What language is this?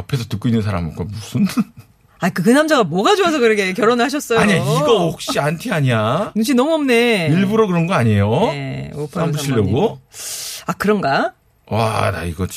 Korean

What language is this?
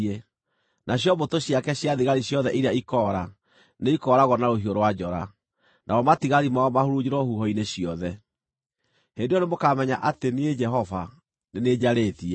Kikuyu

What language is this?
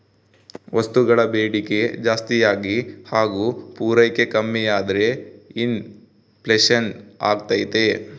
Kannada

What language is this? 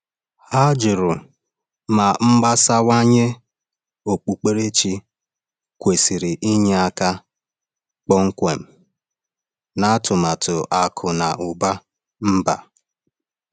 Igbo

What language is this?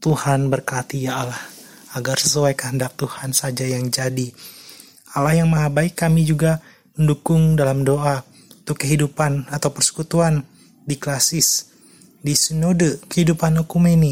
Indonesian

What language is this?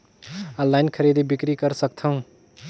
Chhattisgarhi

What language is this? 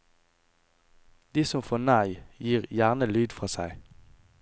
Norwegian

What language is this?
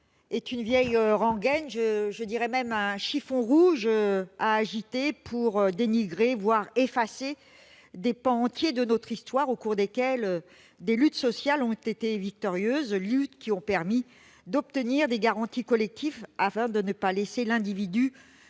French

